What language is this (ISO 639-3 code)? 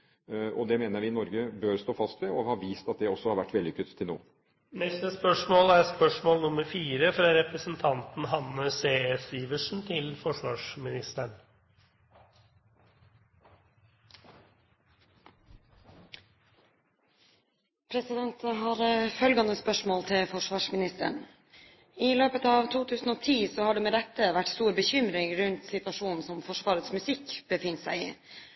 nob